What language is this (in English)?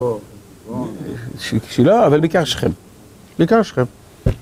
Hebrew